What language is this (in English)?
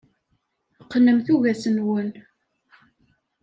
Kabyle